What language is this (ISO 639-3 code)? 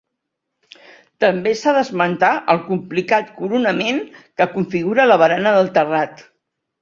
cat